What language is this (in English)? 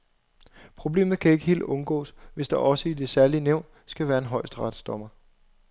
Danish